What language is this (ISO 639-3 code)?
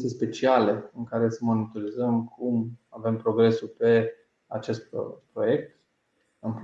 ron